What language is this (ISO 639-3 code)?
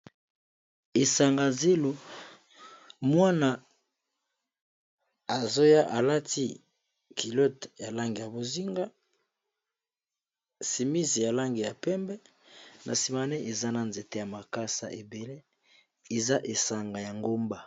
lin